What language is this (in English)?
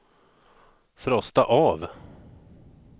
Swedish